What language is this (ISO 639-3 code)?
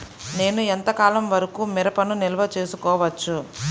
tel